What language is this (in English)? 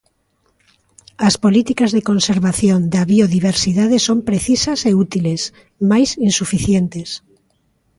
Galician